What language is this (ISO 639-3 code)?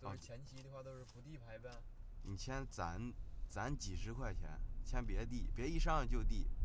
zho